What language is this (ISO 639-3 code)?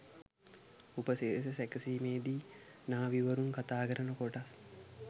sin